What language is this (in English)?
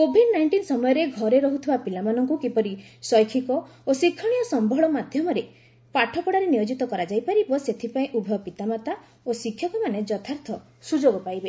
Odia